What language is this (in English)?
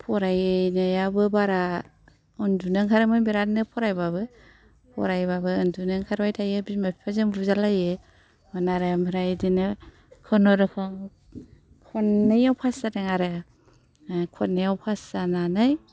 Bodo